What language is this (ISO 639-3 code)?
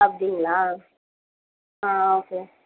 tam